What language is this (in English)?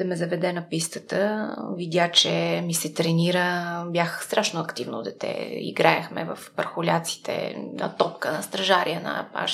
Bulgarian